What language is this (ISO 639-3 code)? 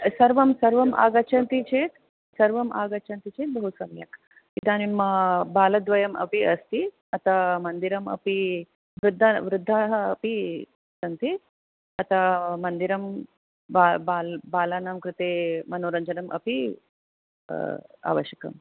san